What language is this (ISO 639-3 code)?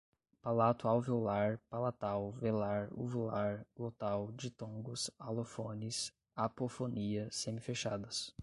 por